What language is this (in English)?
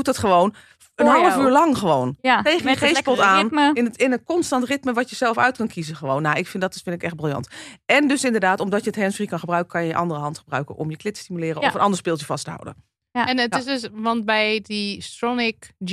Dutch